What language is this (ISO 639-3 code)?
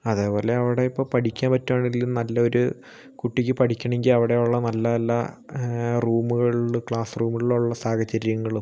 mal